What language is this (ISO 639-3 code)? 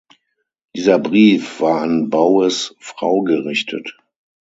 deu